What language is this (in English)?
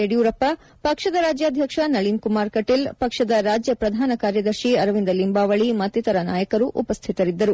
Kannada